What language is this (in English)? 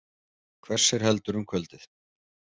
Icelandic